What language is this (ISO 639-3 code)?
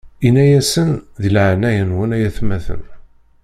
kab